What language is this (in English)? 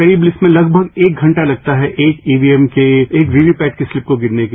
Hindi